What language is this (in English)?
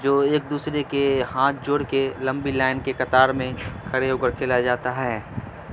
Urdu